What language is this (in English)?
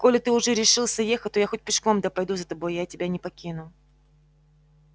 Russian